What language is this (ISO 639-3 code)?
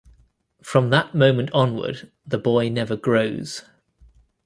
eng